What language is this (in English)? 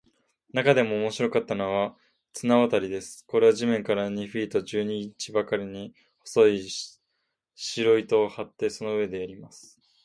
Japanese